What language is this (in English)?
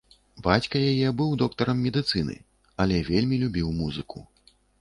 Belarusian